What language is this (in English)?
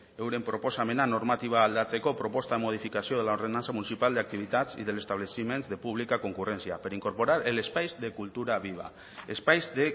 Basque